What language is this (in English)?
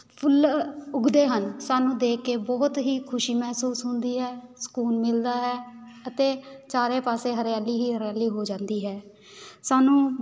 Punjabi